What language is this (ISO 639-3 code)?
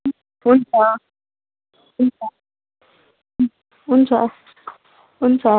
nep